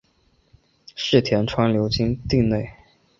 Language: Chinese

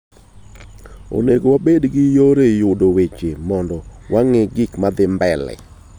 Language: Luo (Kenya and Tanzania)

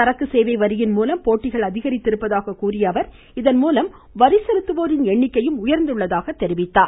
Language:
Tamil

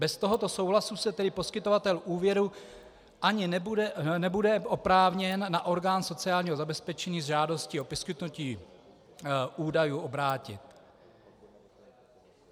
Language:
Czech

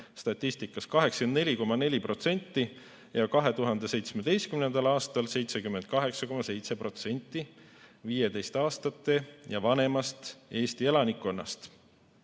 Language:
Estonian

